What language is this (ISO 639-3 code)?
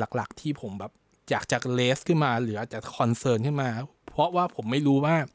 tha